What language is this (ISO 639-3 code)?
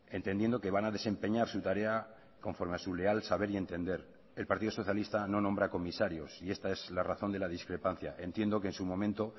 spa